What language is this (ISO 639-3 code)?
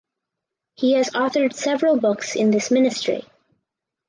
eng